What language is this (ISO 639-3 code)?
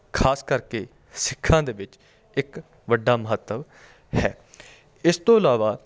pan